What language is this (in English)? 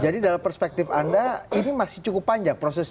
Indonesian